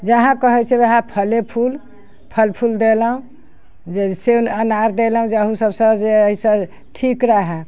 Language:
Maithili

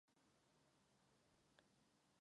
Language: Czech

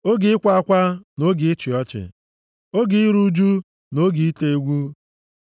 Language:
Igbo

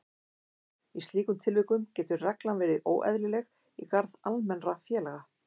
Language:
Icelandic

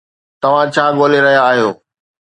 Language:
Sindhi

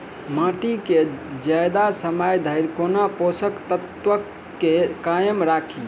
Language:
Maithili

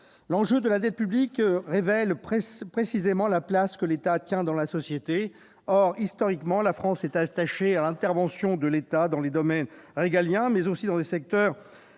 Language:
French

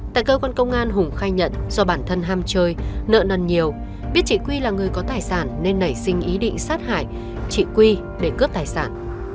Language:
Vietnamese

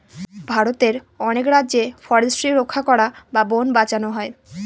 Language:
Bangla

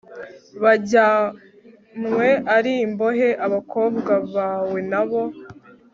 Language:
Kinyarwanda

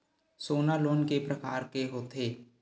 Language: Chhattisgarhi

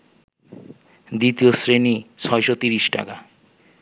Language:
Bangla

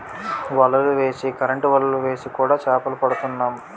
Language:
Telugu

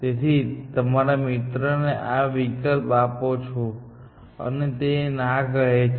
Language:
Gujarati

